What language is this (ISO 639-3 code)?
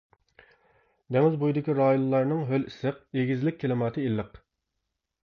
uig